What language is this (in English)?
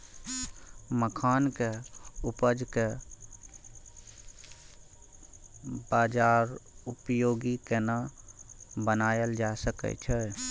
Maithili